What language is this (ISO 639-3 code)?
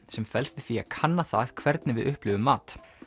isl